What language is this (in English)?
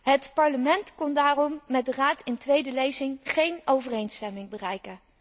Dutch